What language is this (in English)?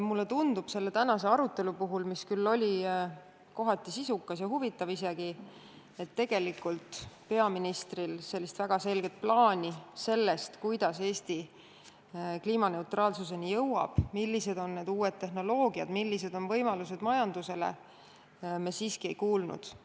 Estonian